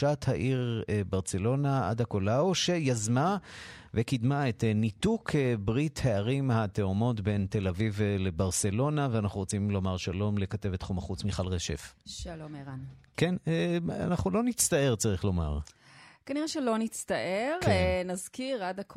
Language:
Hebrew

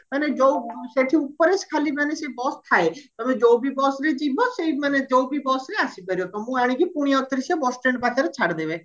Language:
Odia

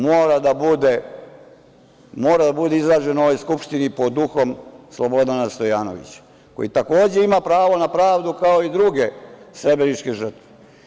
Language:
Serbian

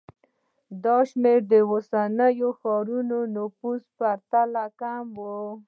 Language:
Pashto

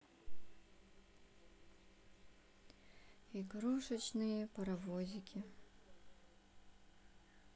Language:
Russian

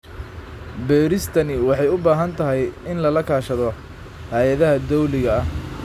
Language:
Somali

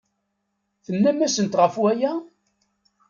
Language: Kabyle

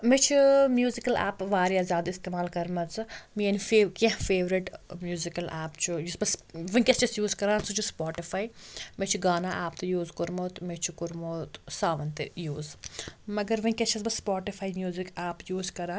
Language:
Kashmiri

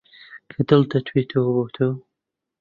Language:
Central Kurdish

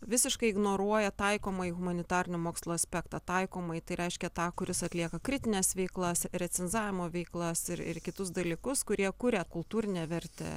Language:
Lithuanian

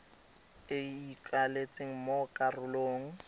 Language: Tswana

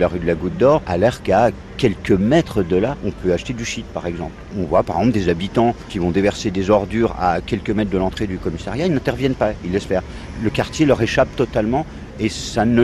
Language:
French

